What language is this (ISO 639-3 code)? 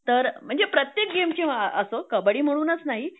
mar